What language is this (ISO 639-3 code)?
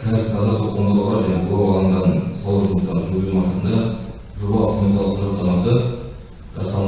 tur